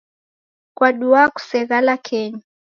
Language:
Taita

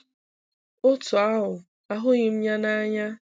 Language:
Igbo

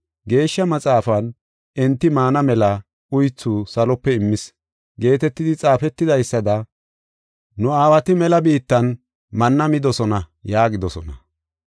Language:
Gofa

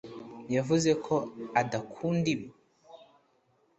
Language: Kinyarwanda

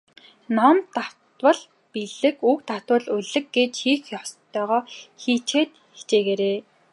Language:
Mongolian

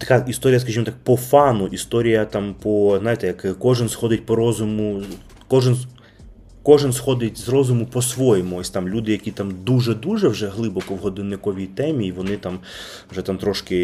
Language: Ukrainian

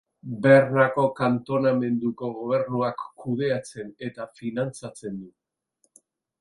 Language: Basque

